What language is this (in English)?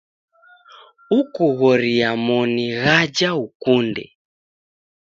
Taita